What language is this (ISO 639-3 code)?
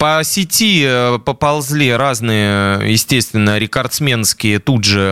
rus